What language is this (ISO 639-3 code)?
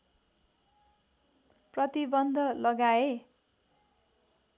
nep